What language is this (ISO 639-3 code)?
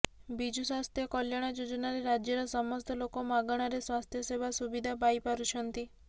ori